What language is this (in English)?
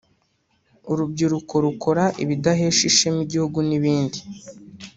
Kinyarwanda